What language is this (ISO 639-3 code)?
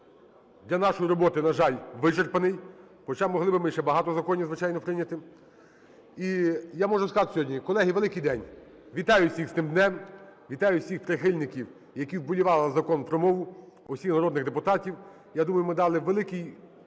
ukr